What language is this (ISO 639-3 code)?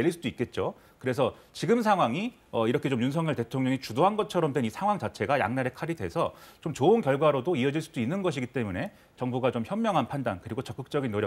kor